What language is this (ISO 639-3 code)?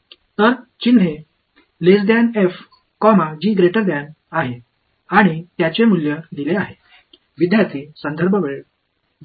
mar